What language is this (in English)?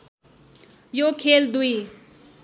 Nepali